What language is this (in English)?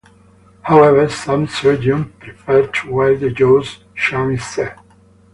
English